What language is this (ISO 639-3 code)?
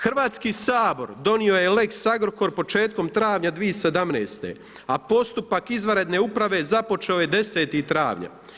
hrv